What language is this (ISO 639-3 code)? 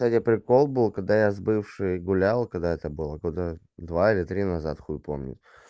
rus